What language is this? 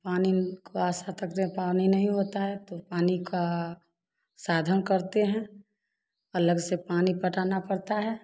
Hindi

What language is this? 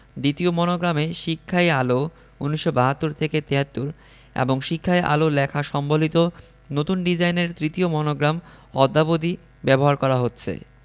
Bangla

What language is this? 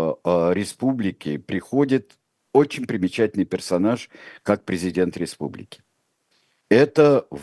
Russian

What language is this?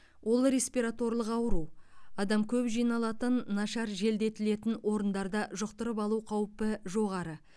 Kazakh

